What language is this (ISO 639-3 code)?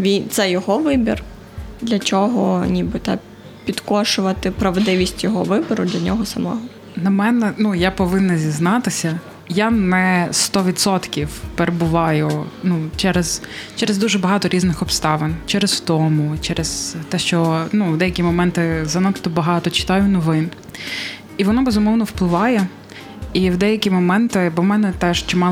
ukr